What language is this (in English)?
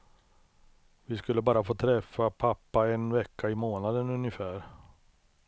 Swedish